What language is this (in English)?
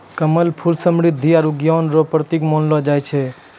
Maithili